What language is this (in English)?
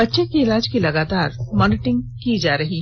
Hindi